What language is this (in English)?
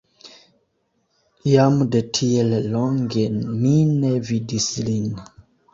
Esperanto